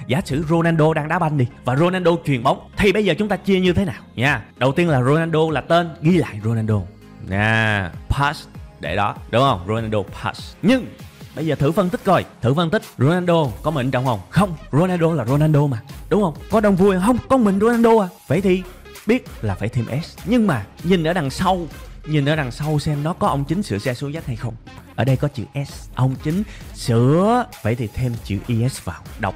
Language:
Vietnamese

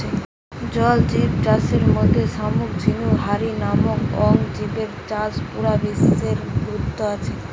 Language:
Bangla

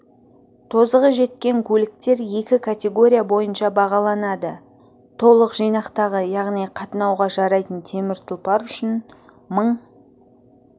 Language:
Kazakh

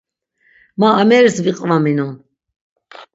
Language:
Laz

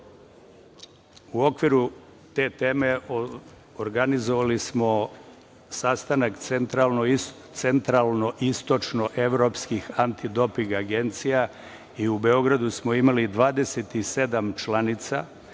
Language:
Serbian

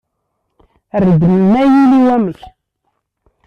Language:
Kabyle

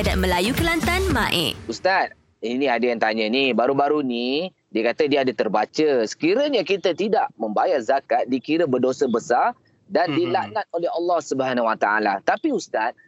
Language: Malay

